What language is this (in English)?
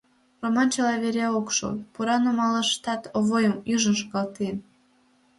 Mari